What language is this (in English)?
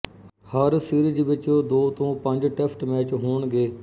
Punjabi